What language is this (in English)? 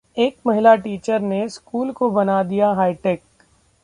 Hindi